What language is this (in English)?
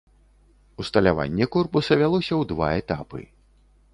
Belarusian